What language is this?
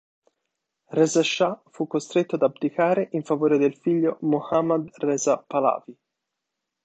Italian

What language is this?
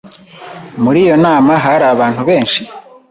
Kinyarwanda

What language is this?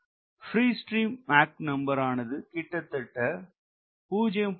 Tamil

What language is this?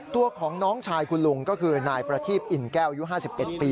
Thai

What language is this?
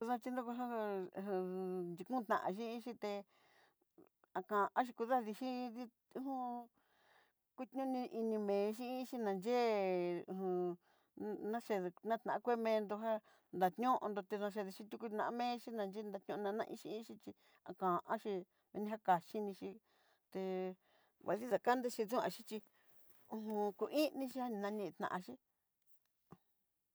Southeastern Nochixtlán Mixtec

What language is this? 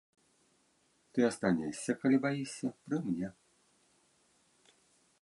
Belarusian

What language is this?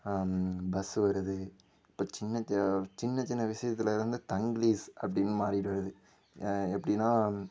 Tamil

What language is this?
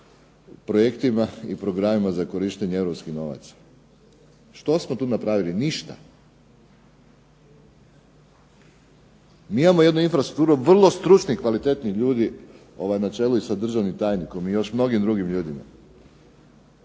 Croatian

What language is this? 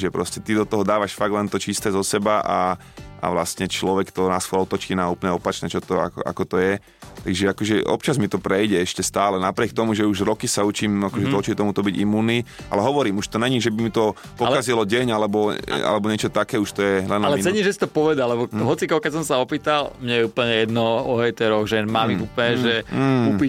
Slovak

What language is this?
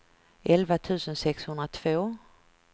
Swedish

